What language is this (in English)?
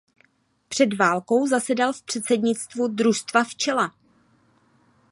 Czech